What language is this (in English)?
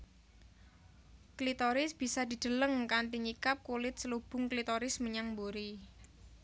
Javanese